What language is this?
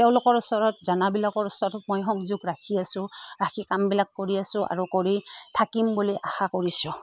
Assamese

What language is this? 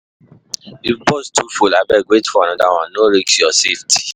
Nigerian Pidgin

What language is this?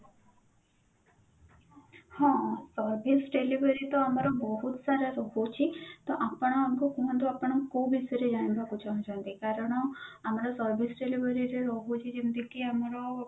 Odia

